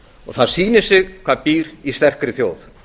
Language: Icelandic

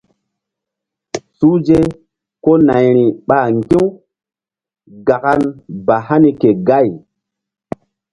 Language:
Mbum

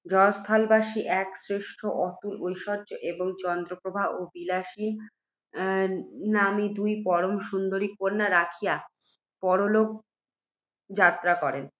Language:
Bangla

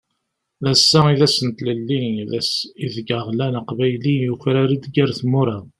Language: Kabyle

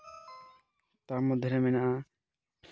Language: Santali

